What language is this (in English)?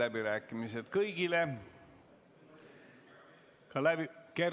Estonian